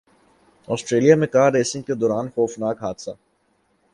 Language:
Urdu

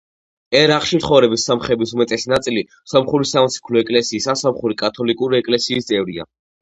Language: Georgian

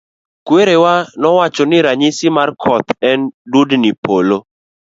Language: Luo (Kenya and Tanzania)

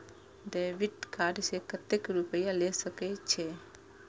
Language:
Maithili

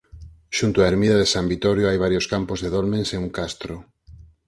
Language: Galician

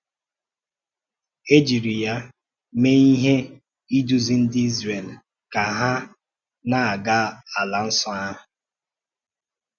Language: Igbo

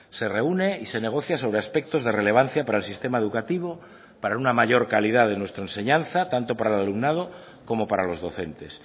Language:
Spanish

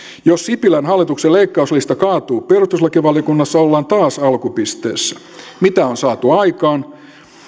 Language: Finnish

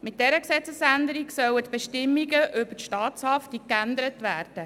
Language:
Swiss German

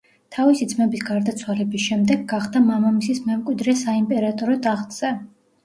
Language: Georgian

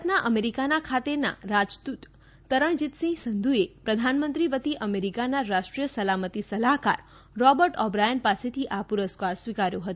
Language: Gujarati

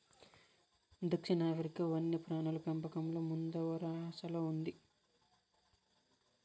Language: Telugu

